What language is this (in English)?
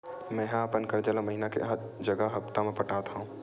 Chhattisgarhi